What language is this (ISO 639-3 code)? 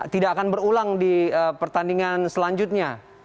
ind